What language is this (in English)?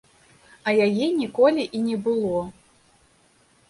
Belarusian